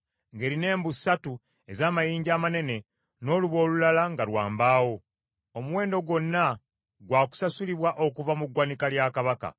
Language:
Ganda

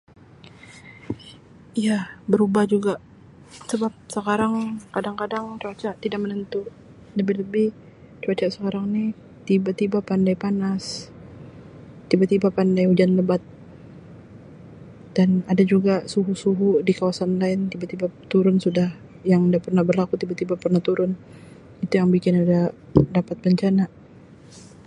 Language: Sabah Malay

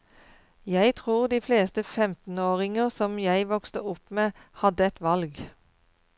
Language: Norwegian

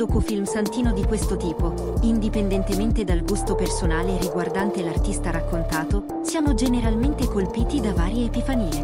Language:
Italian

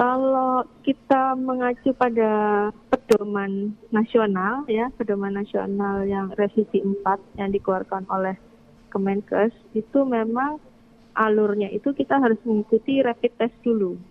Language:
Indonesian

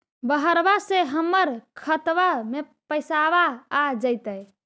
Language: Magahi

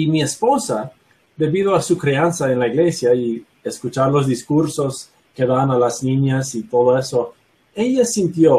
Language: Spanish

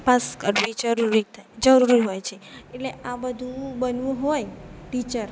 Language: Gujarati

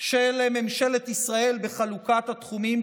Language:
Hebrew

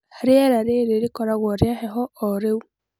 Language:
Kikuyu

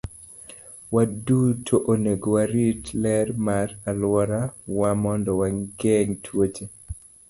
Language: Luo (Kenya and Tanzania)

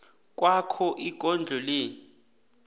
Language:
South Ndebele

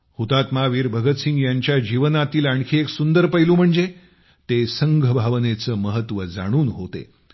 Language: Marathi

